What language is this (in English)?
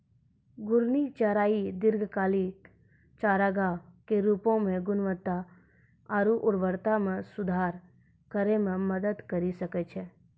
Maithili